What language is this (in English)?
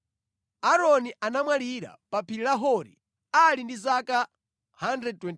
Nyanja